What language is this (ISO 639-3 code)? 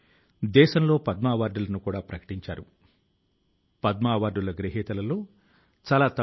tel